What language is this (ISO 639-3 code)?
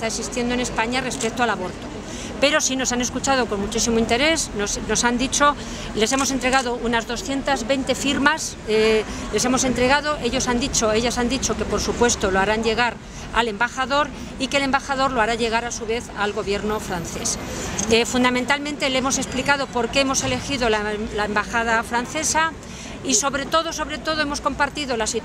spa